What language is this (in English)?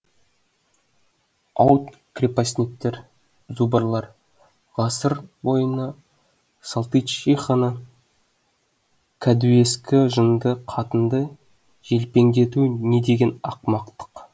Kazakh